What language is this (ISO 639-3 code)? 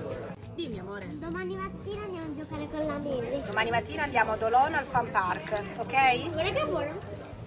ita